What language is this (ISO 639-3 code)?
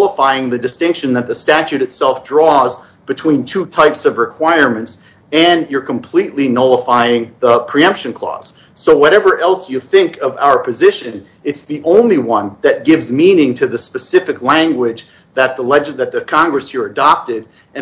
eng